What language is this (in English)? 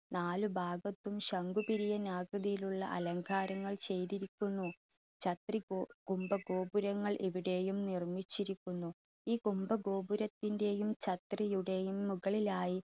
Malayalam